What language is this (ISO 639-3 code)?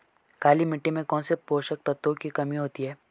hin